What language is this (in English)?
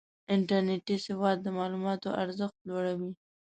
Pashto